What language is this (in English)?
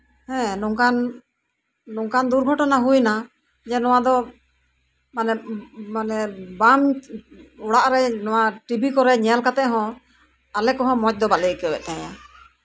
Santali